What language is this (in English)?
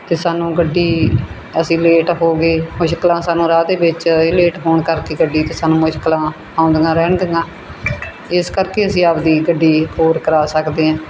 Punjabi